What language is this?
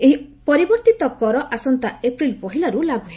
Odia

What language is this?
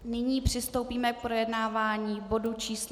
Czech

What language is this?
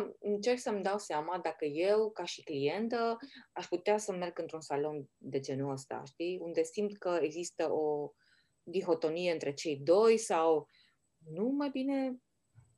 Romanian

